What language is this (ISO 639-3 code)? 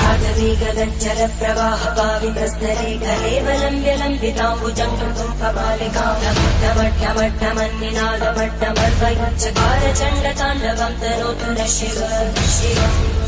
hin